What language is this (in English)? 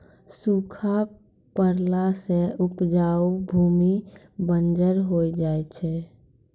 Maithili